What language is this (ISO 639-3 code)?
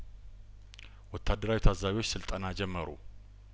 amh